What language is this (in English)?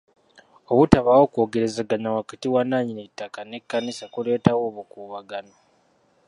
Ganda